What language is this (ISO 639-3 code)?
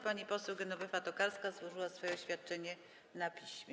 pol